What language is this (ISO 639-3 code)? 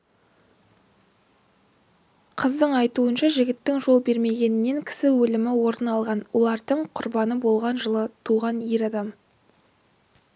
kaz